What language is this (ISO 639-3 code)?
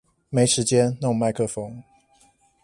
zho